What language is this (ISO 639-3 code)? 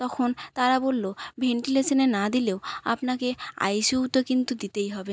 ben